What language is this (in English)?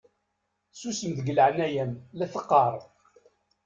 Kabyle